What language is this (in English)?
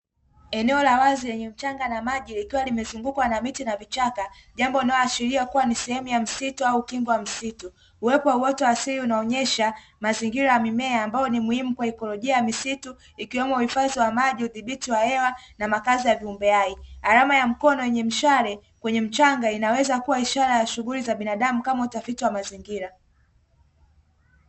Swahili